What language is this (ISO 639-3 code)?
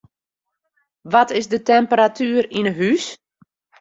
fry